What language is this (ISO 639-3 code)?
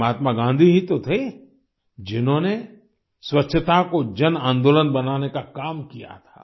hin